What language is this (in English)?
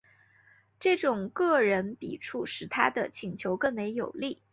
Chinese